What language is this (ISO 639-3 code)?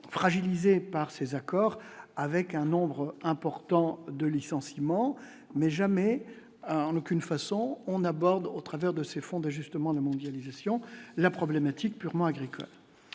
fra